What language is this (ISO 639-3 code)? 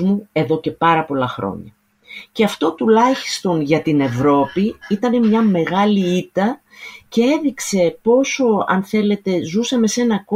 ell